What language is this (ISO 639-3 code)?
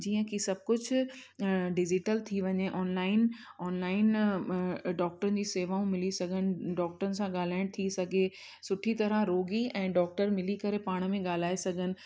snd